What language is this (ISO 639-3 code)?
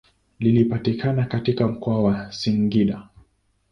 swa